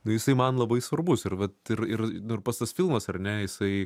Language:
Lithuanian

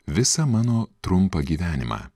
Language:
Lithuanian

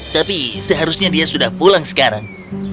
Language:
Indonesian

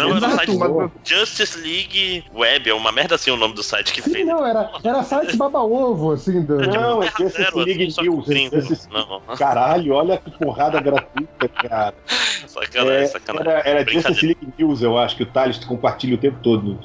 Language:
Portuguese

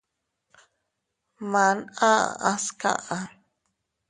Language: Teutila Cuicatec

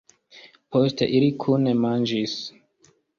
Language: Esperanto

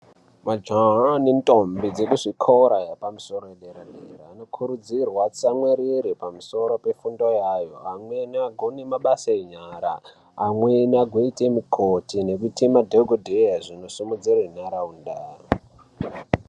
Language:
Ndau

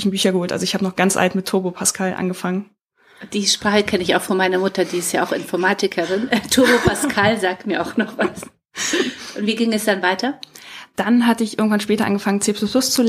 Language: German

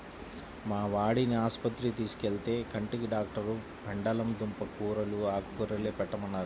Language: Telugu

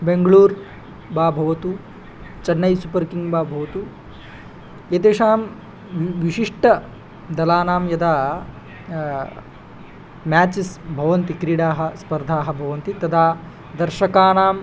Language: Sanskrit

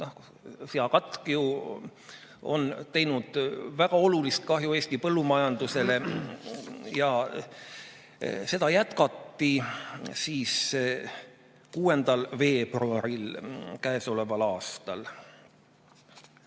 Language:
Estonian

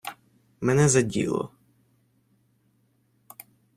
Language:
Ukrainian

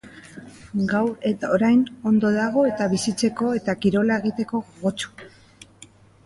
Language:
Basque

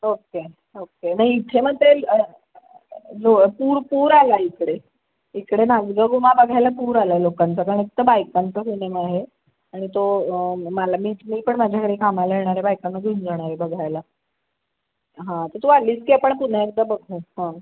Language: Marathi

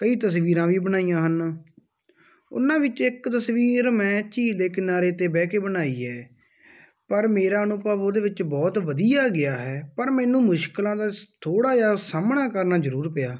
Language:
Punjabi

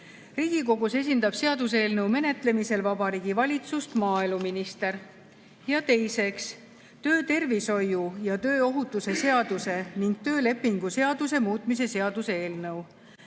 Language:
Estonian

